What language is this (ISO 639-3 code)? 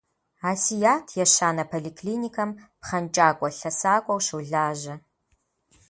kbd